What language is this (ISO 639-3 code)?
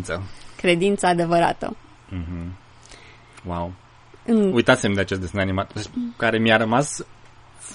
ron